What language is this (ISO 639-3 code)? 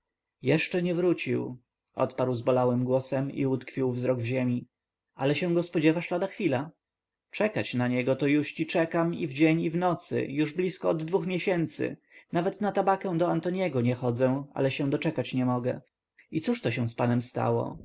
pol